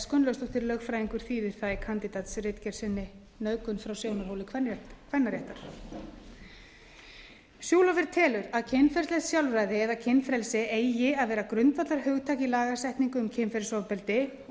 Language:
Icelandic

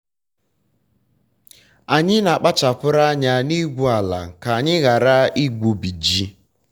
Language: Igbo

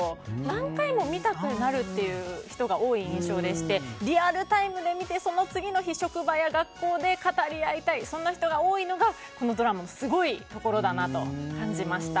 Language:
Japanese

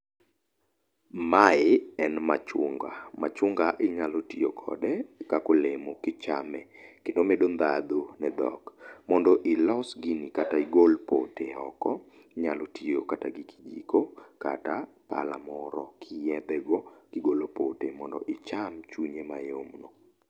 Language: Luo (Kenya and Tanzania)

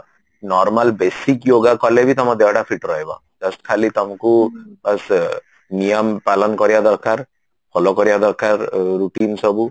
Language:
Odia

